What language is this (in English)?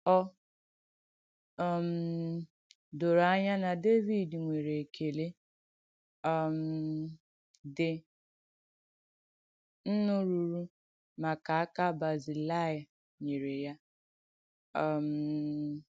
Igbo